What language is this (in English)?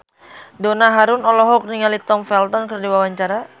Sundanese